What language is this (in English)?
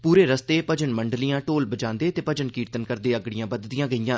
Dogri